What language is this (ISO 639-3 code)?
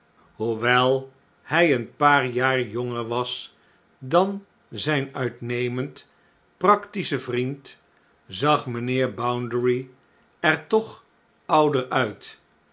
nld